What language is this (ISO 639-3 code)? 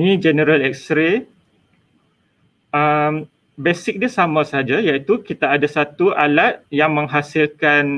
msa